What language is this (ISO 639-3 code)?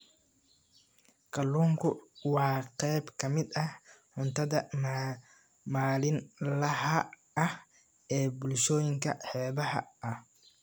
som